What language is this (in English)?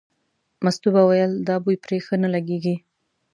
Pashto